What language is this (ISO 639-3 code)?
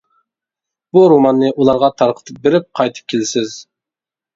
uig